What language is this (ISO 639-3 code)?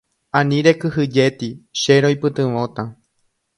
grn